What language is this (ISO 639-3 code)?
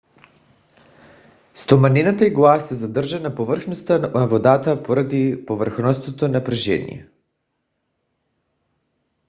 bul